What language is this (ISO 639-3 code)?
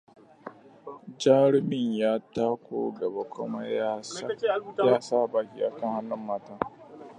hau